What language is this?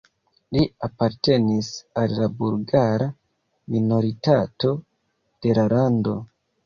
Esperanto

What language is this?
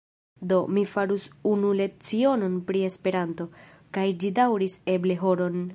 Esperanto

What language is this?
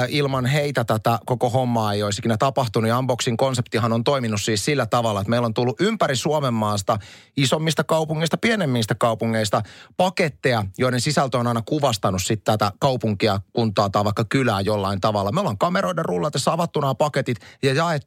Finnish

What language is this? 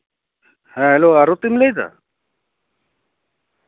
Santali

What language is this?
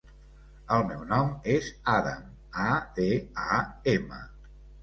Catalan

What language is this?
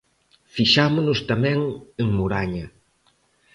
Galician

